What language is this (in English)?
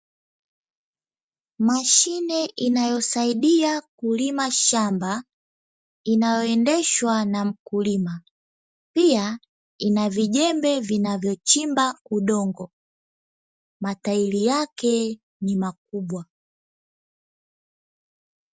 Swahili